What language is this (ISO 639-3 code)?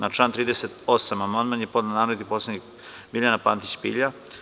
srp